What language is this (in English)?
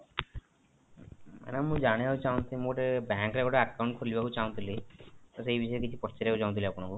Odia